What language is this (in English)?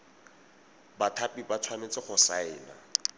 Tswana